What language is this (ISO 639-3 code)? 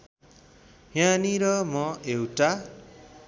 nep